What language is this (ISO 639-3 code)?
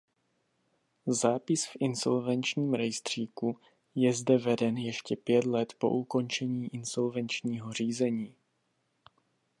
ces